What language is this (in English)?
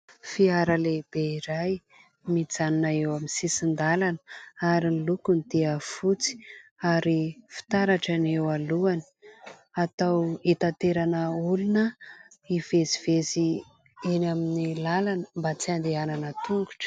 Malagasy